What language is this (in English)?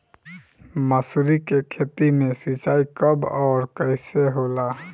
Bhojpuri